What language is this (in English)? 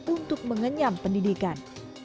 Indonesian